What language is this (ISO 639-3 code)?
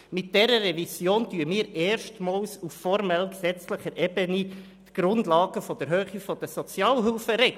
gsw